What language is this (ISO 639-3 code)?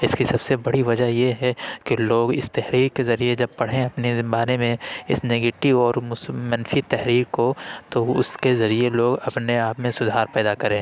urd